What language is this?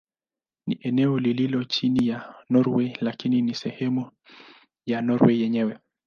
Swahili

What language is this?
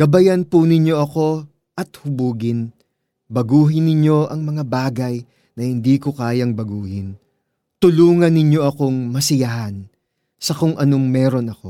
Filipino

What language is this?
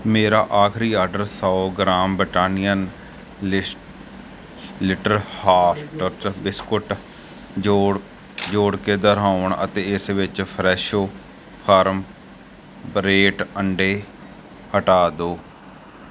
Punjabi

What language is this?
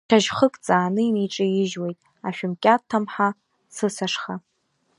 Abkhazian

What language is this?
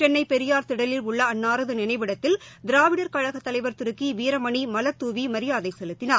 Tamil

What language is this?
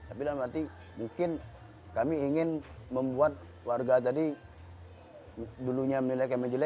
Indonesian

